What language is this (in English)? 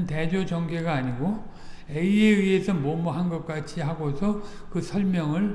Korean